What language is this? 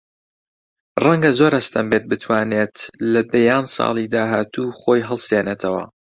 Central Kurdish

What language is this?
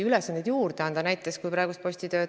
Estonian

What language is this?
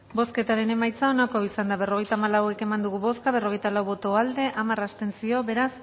Basque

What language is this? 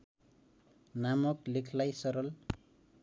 Nepali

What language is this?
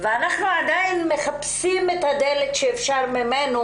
Hebrew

